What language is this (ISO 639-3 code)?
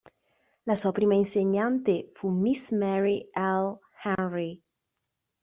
ita